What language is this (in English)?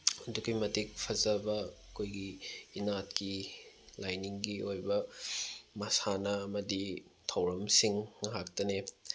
Manipuri